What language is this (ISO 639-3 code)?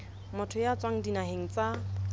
sot